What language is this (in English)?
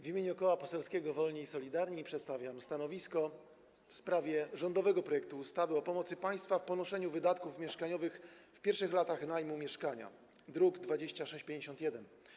Polish